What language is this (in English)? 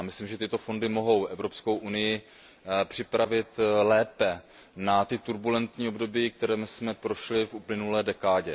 Czech